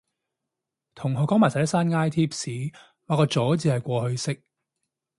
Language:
Cantonese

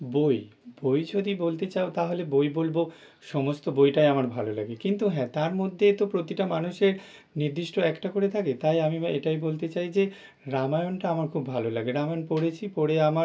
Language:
Bangla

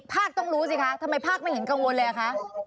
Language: Thai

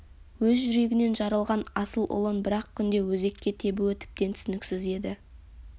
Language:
Kazakh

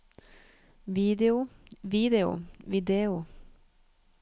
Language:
Norwegian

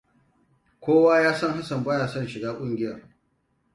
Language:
Hausa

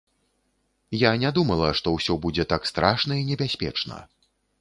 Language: Belarusian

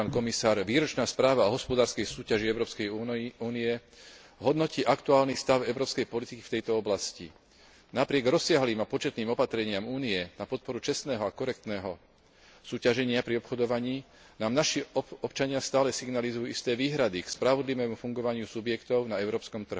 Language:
Slovak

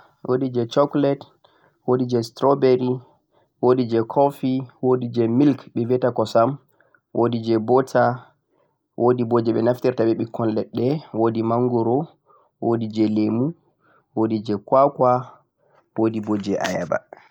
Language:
Central-Eastern Niger Fulfulde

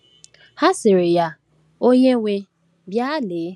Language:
Igbo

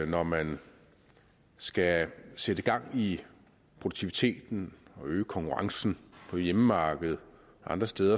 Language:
Danish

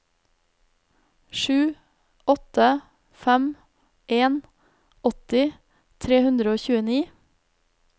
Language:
Norwegian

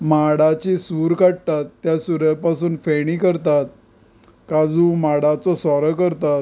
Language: Konkani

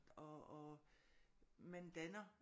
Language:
Danish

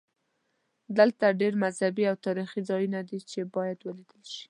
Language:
Pashto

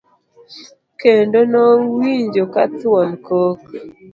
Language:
Luo (Kenya and Tanzania)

